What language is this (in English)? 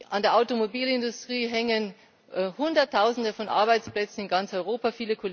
German